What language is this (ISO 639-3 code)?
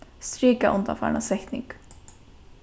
fao